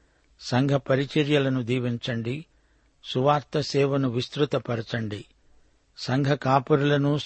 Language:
Telugu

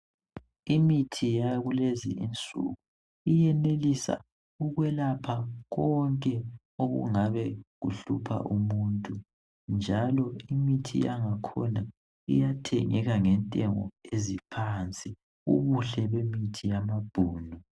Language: North Ndebele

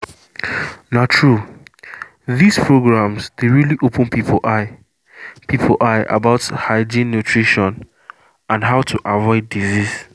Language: Nigerian Pidgin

